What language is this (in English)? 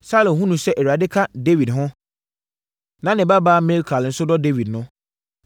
Akan